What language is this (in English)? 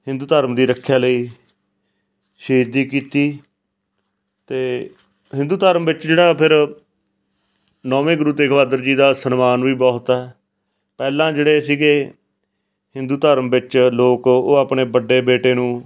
Punjabi